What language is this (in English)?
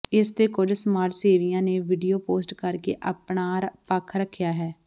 Punjabi